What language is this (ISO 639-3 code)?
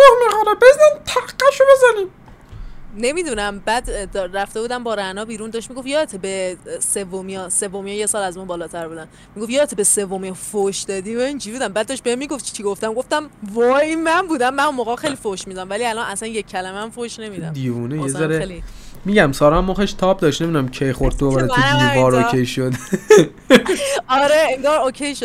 fas